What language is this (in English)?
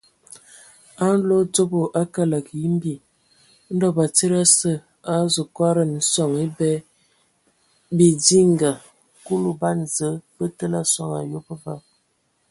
Ewondo